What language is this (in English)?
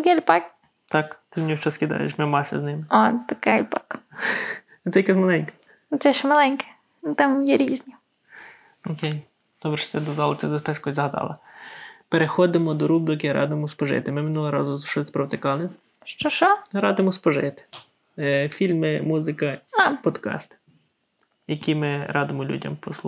Ukrainian